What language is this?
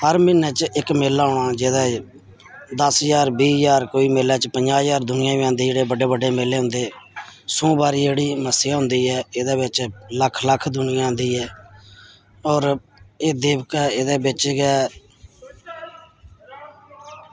Dogri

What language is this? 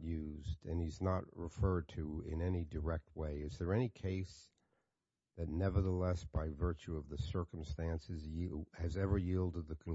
English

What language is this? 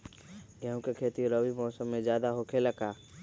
Magahi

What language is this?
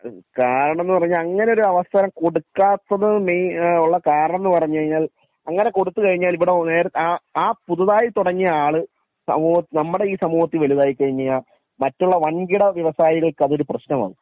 Malayalam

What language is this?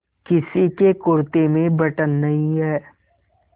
Hindi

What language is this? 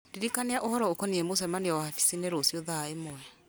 Kikuyu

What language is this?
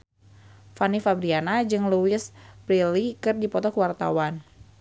Sundanese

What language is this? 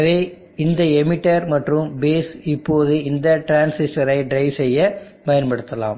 Tamil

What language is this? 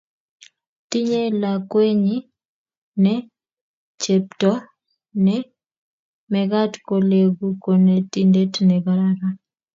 Kalenjin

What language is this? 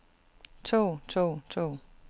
Danish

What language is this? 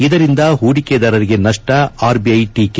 Kannada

